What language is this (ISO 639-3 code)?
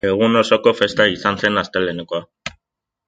eus